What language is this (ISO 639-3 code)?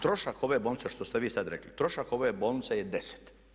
hrv